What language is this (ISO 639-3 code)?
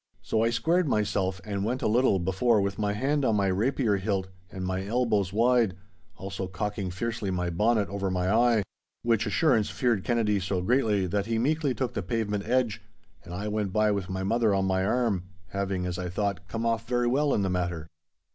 eng